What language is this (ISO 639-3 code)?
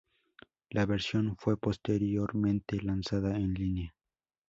spa